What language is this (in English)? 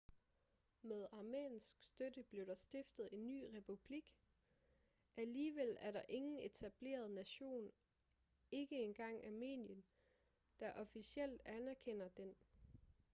Danish